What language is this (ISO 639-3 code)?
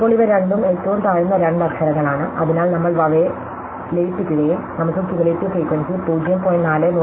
mal